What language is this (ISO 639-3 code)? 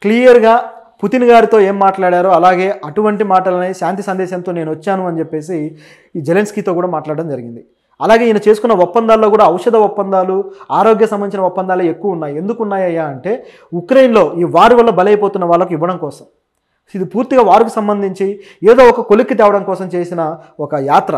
tel